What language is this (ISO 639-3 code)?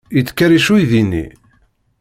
kab